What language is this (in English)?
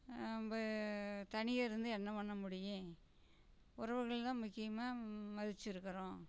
Tamil